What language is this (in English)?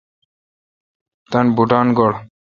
Kalkoti